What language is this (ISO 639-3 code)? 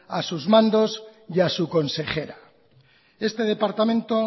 spa